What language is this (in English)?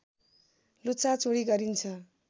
Nepali